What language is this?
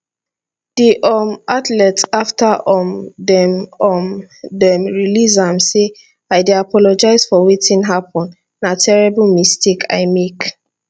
Nigerian Pidgin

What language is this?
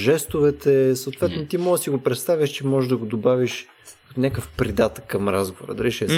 Bulgarian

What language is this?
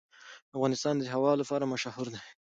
Pashto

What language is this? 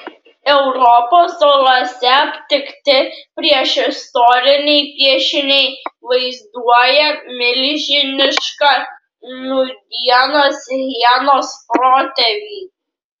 Lithuanian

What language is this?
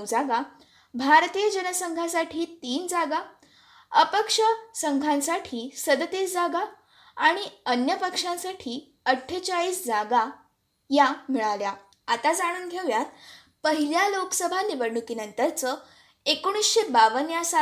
Marathi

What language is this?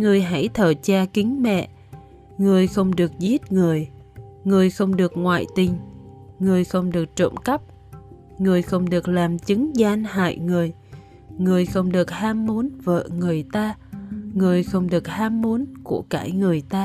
Vietnamese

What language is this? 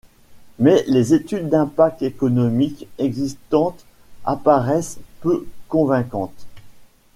French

